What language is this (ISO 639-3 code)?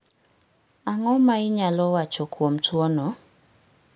luo